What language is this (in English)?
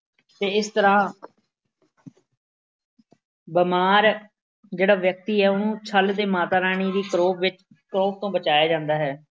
Punjabi